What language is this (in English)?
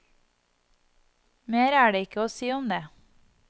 Norwegian